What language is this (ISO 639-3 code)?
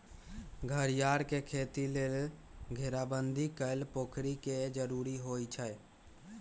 mag